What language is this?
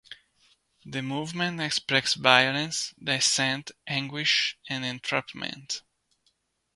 English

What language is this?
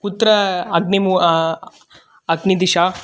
Sanskrit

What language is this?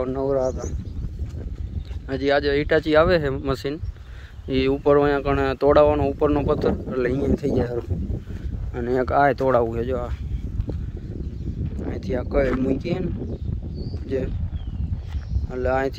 Vietnamese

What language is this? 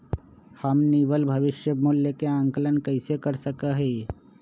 Magahi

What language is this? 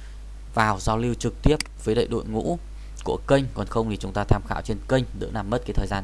Vietnamese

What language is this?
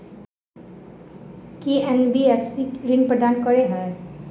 Maithili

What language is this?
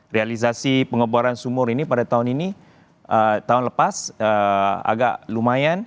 Indonesian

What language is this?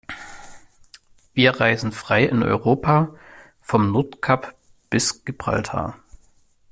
German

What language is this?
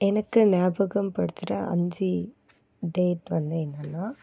Tamil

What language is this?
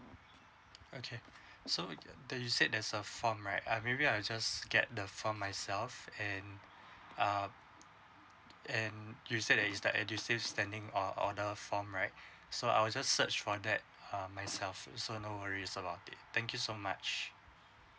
English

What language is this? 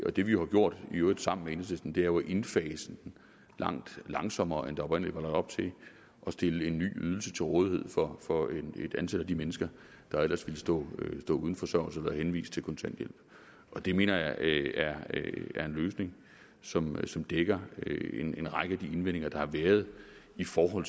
Danish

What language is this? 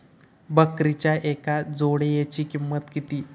Marathi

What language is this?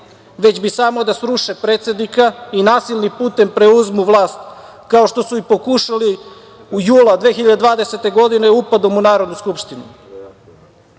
Serbian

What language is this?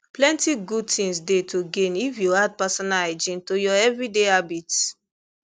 Nigerian Pidgin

